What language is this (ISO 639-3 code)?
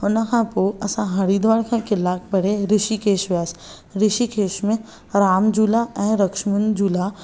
snd